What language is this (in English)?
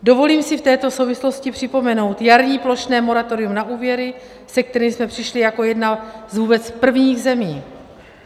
Czech